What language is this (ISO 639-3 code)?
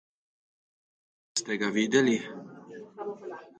slv